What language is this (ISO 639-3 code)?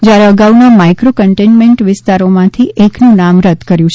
guj